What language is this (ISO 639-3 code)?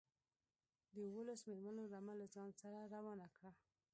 pus